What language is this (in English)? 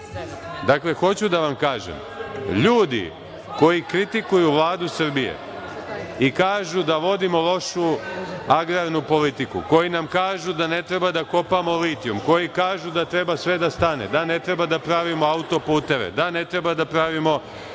Serbian